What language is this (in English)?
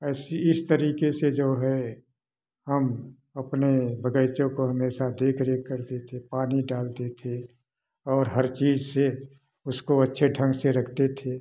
Hindi